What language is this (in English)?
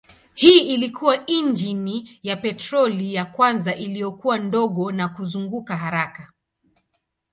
Swahili